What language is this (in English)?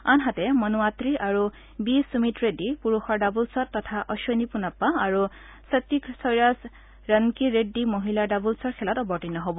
Assamese